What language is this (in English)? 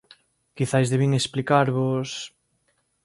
Galician